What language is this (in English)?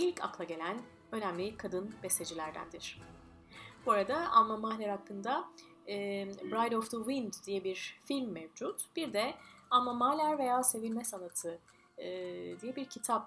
Turkish